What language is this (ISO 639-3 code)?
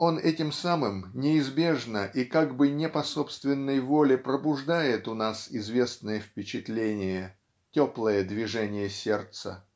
rus